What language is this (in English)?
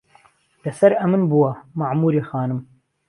Central Kurdish